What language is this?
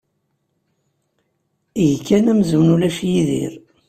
Kabyle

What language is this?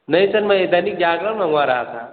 Hindi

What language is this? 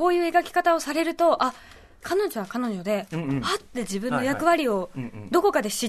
Japanese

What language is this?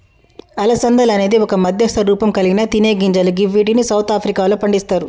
Telugu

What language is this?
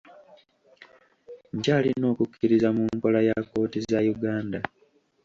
Ganda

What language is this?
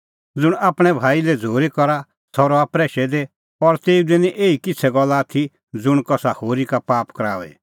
Kullu Pahari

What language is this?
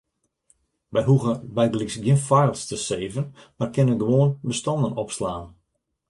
Western Frisian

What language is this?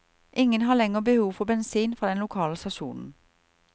Norwegian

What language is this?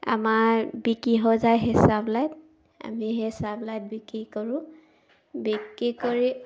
Assamese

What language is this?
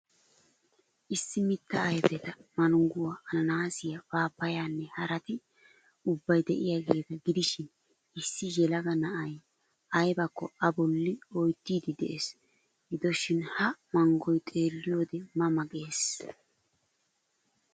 Wolaytta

